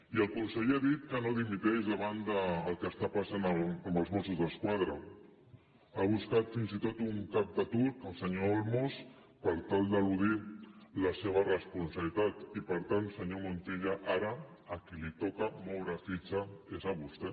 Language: Catalan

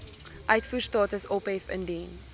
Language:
Afrikaans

